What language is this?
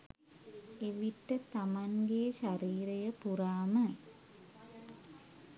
Sinhala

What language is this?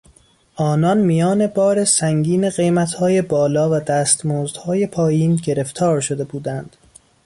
Persian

